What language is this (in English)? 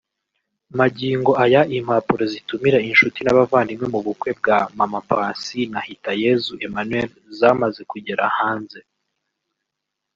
Kinyarwanda